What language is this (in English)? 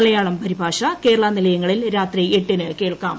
Malayalam